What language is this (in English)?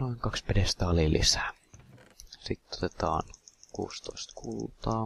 Finnish